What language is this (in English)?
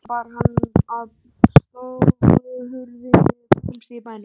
Icelandic